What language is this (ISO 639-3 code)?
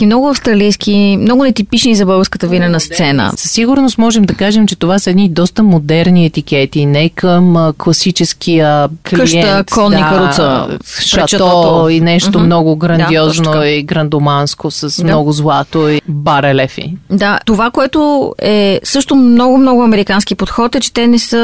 bul